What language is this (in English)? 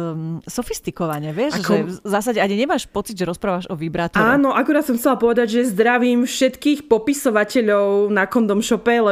Slovak